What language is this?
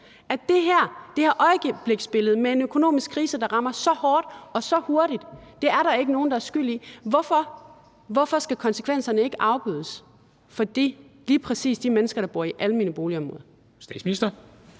Danish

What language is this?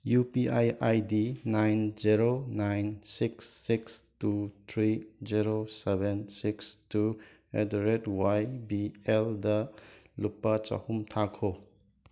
Manipuri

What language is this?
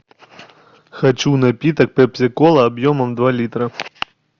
Russian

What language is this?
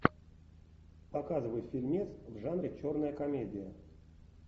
Russian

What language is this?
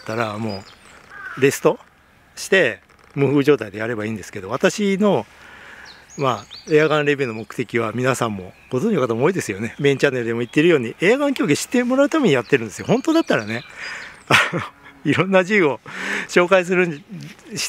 Japanese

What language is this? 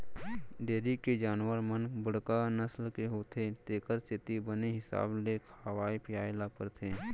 Chhattisgarhi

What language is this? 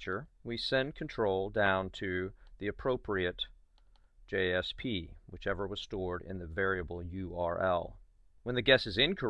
English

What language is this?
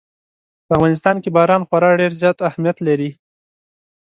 Pashto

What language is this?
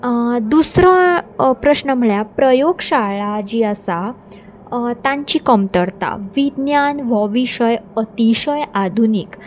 Konkani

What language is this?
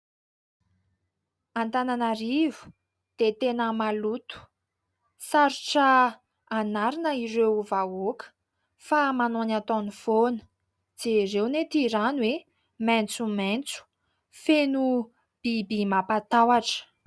Malagasy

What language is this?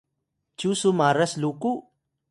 Atayal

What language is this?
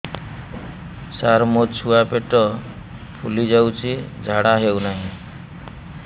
Odia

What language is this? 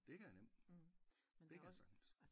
Danish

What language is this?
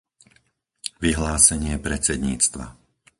Slovak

